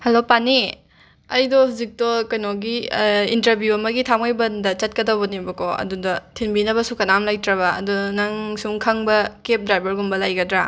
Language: Manipuri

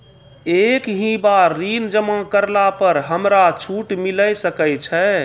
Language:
Maithili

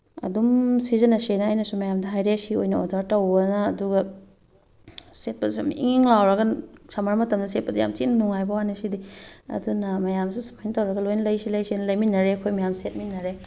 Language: Manipuri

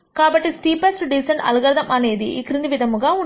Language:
Telugu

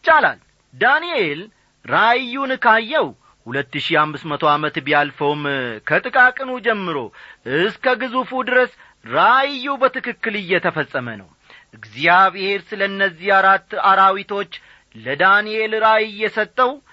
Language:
Amharic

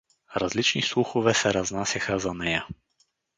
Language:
Bulgarian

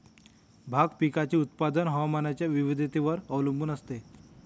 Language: Marathi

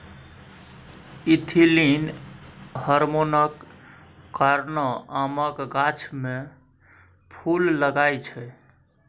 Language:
Maithili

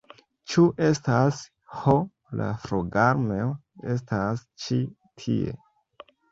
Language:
Esperanto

